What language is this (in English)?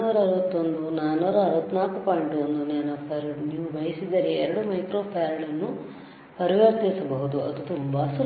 Kannada